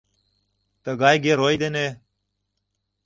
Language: Mari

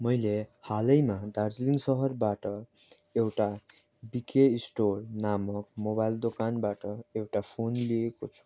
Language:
Nepali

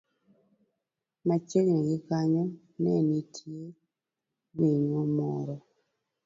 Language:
Luo (Kenya and Tanzania)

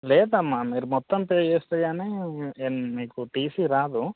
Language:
Telugu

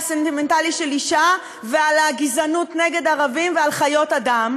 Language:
Hebrew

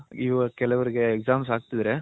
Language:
Kannada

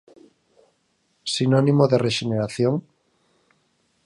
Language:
Galician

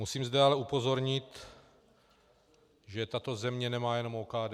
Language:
Czech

